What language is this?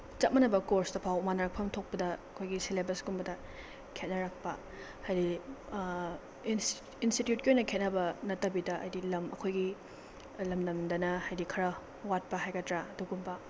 Manipuri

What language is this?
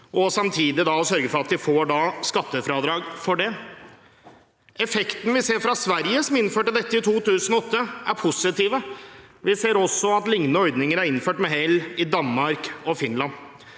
Norwegian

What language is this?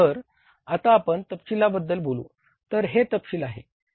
Marathi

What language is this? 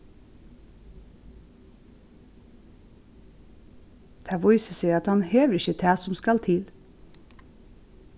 Faroese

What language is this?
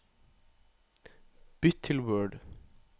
Norwegian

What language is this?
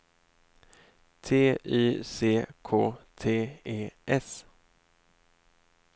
Swedish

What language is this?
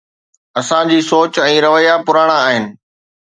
Sindhi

